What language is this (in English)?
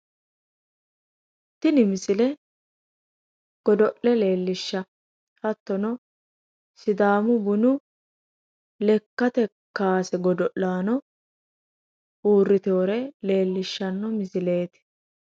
Sidamo